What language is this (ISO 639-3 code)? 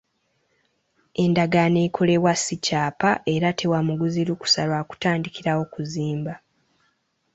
lug